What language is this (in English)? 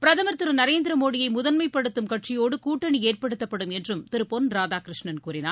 Tamil